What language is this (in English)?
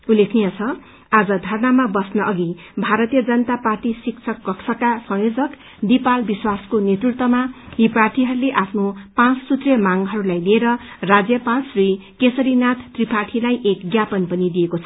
Nepali